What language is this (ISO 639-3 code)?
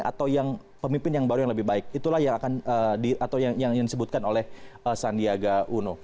ind